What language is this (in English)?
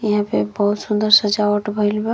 Bhojpuri